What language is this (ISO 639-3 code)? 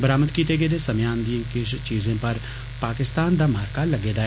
doi